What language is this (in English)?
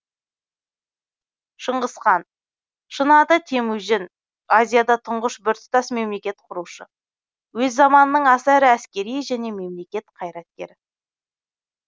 Kazakh